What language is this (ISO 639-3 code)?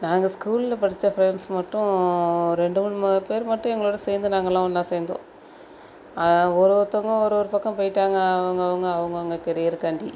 tam